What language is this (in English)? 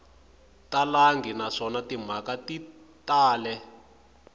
Tsonga